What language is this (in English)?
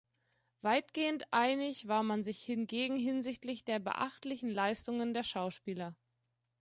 German